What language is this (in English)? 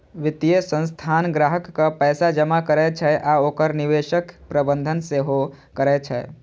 Maithili